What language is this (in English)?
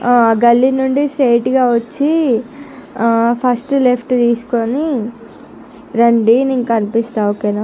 Telugu